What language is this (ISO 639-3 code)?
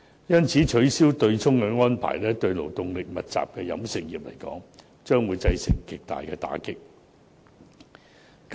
yue